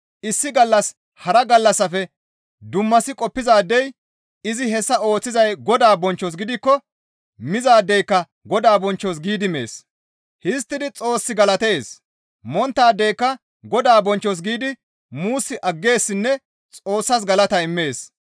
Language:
Gamo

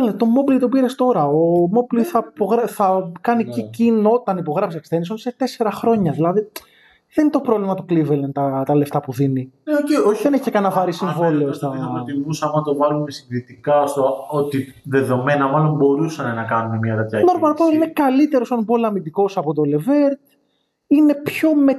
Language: Greek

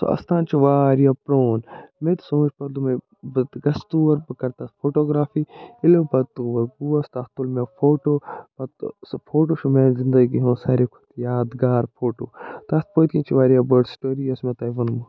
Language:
Kashmiri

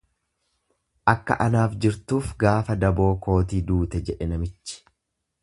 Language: Oromo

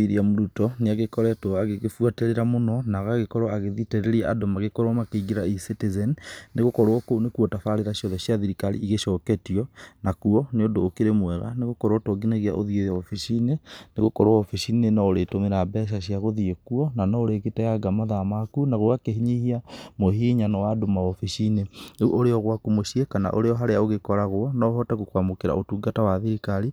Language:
Kikuyu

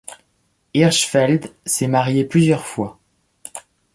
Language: French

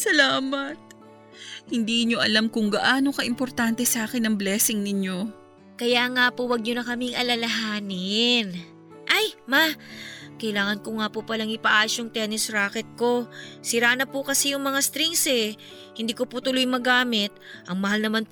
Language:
Filipino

